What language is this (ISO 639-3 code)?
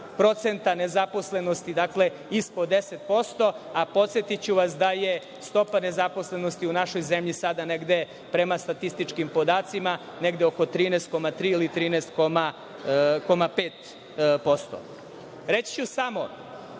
srp